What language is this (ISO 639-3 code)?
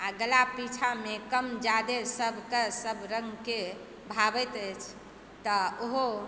mai